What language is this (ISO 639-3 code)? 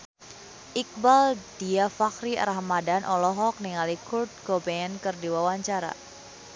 sun